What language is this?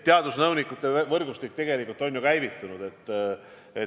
Estonian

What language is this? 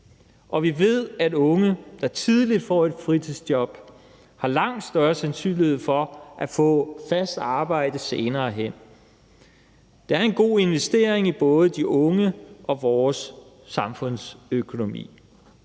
Danish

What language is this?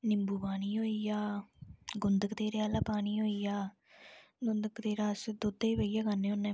Dogri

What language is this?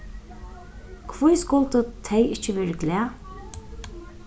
Faroese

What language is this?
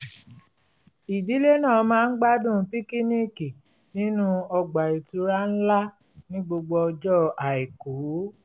Yoruba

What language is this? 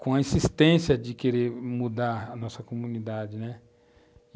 Portuguese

